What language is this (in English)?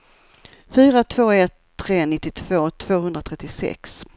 Swedish